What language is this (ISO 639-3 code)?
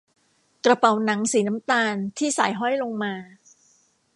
tha